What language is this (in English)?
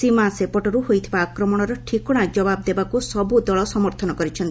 Odia